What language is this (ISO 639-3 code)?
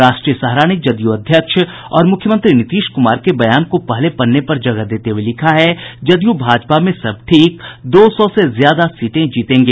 hin